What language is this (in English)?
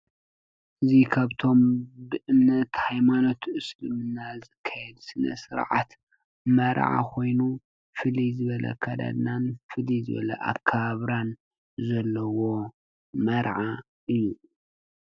Tigrinya